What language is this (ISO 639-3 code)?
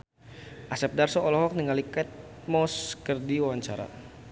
sun